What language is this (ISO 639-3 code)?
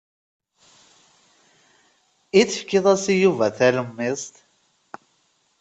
kab